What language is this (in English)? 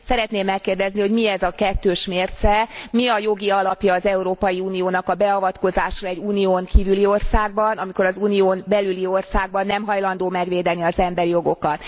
Hungarian